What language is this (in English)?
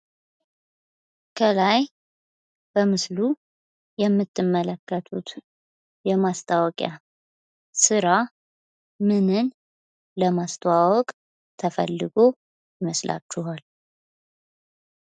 Amharic